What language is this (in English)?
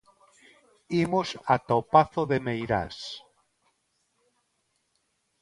Galician